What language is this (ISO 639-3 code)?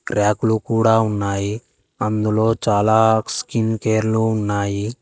tel